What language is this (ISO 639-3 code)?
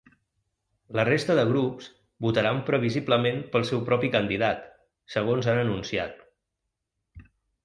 cat